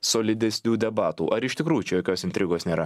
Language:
Lithuanian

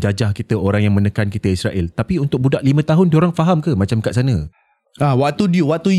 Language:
Malay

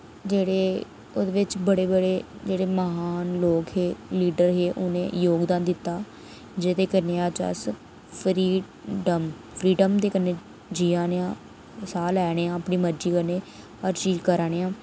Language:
Dogri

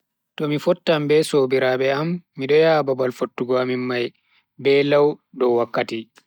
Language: Bagirmi Fulfulde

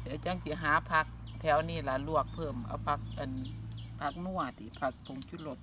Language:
Thai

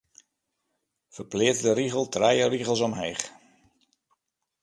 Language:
Western Frisian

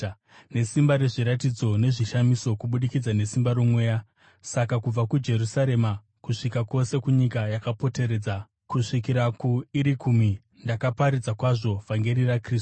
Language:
Shona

